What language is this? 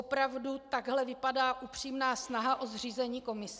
Czech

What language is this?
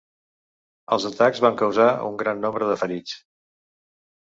Catalan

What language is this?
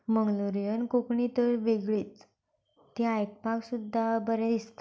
Konkani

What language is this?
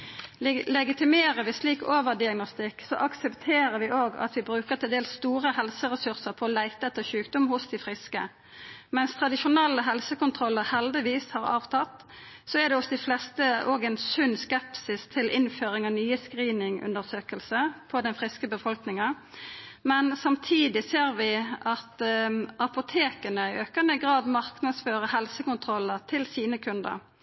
Norwegian Nynorsk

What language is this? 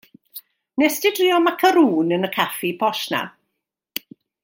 Welsh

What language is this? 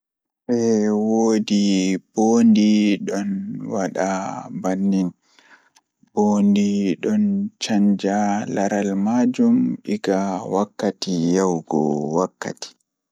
Fula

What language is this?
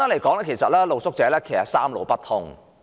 Cantonese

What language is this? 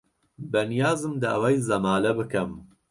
Central Kurdish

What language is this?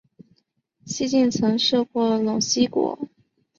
Chinese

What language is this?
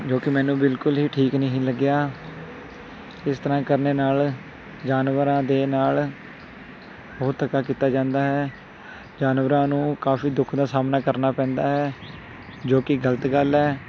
Punjabi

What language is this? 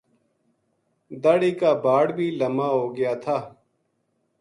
Gujari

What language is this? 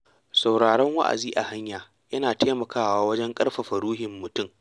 Hausa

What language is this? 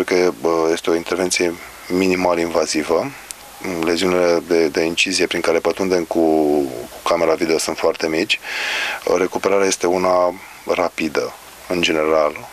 Romanian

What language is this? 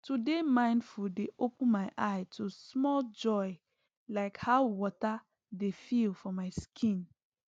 Nigerian Pidgin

